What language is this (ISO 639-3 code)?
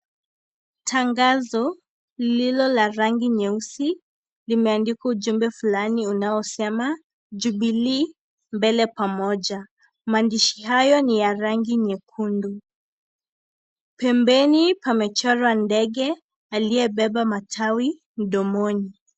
swa